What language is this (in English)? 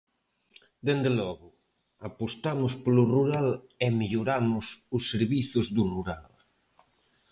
Galician